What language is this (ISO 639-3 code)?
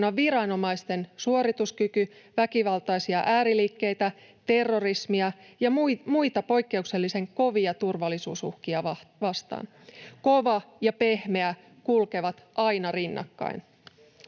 fin